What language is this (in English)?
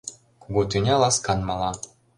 Mari